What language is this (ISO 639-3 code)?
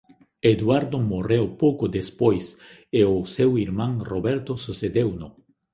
glg